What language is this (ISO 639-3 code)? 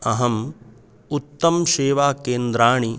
san